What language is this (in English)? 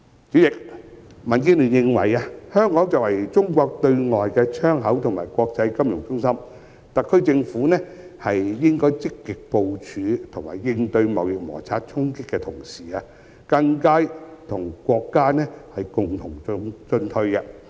Cantonese